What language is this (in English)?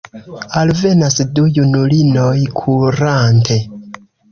Esperanto